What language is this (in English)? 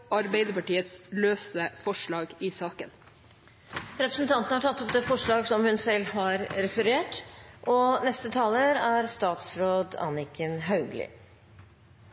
Norwegian Bokmål